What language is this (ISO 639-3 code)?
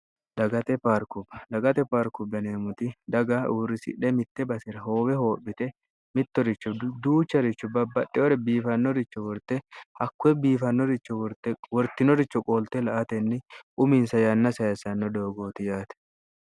sid